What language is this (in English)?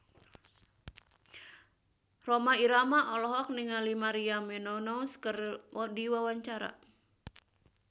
Sundanese